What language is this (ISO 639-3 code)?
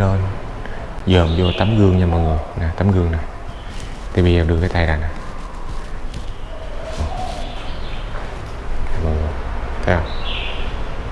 vie